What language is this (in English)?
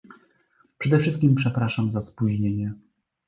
Polish